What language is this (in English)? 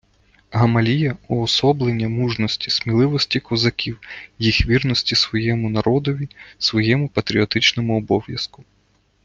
Ukrainian